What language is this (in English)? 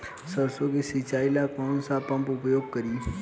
Bhojpuri